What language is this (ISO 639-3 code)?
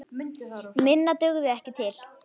isl